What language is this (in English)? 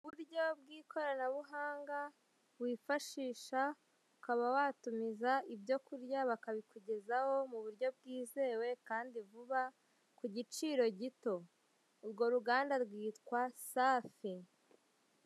Kinyarwanda